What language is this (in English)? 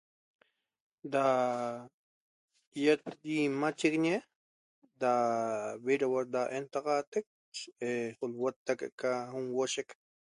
Toba